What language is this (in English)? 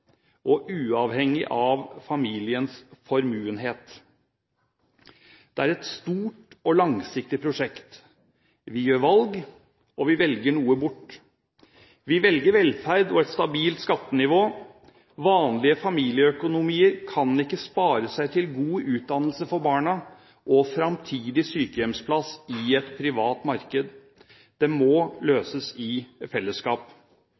Norwegian Bokmål